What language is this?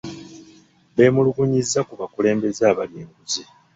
Ganda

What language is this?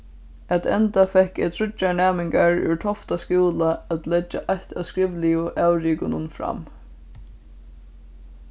Faroese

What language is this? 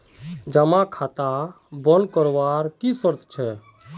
Magahi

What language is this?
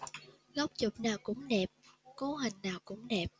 Vietnamese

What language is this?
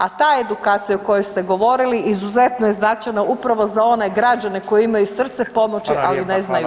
Croatian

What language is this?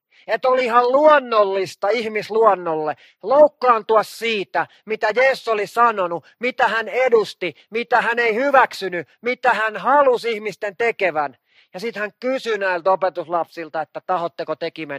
Finnish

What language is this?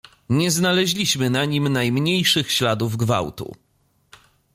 Polish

